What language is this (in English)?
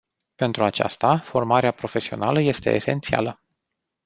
Romanian